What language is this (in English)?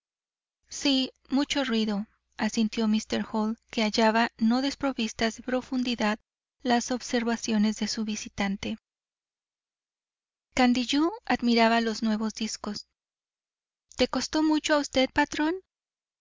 Spanish